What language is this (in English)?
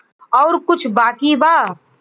Bhojpuri